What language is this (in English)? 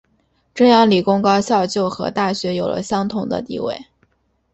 Chinese